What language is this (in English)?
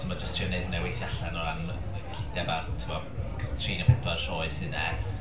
Welsh